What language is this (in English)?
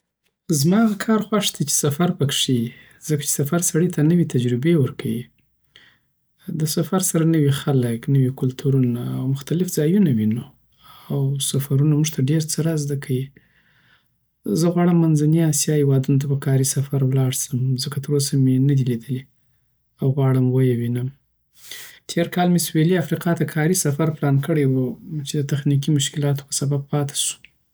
Southern Pashto